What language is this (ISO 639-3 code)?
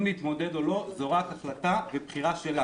heb